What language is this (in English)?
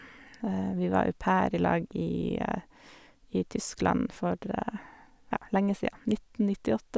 Norwegian